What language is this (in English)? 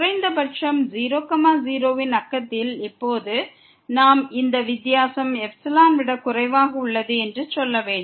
Tamil